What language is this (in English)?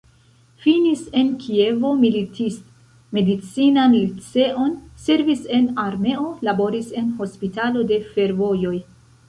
Esperanto